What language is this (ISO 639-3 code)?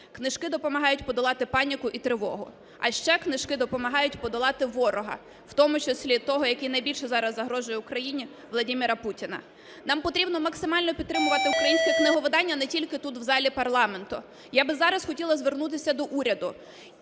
ukr